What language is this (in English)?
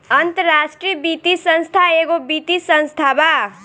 Bhojpuri